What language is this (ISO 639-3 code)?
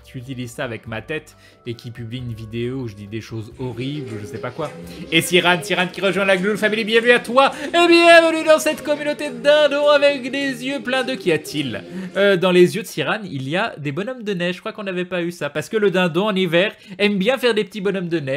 fra